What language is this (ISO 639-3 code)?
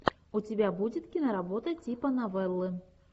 rus